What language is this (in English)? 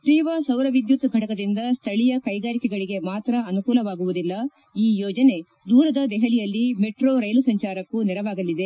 Kannada